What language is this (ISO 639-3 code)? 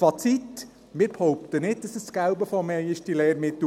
gsw